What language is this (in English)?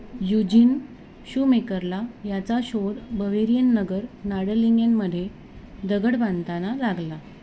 Marathi